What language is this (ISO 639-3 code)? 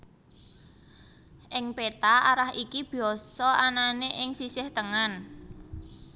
jav